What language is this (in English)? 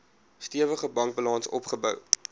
Afrikaans